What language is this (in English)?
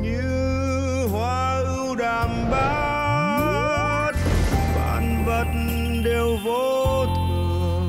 Vietnamese